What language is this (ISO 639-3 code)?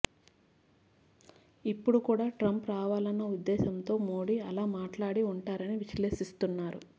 tel